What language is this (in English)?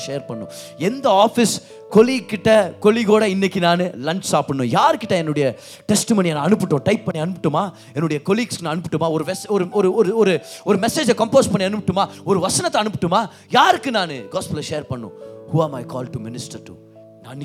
Tamil